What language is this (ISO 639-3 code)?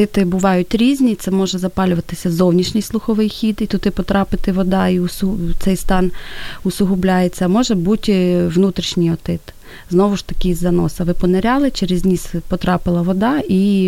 ukr